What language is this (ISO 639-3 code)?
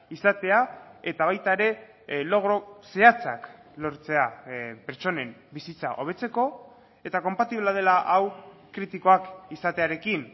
eus